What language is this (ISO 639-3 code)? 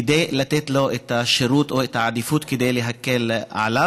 heb